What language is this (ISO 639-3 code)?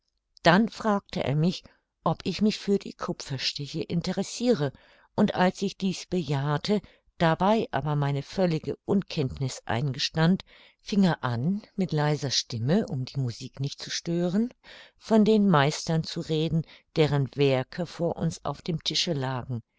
deu